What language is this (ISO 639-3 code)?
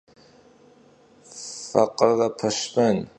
kbd